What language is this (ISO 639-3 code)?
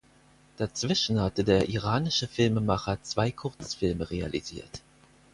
deu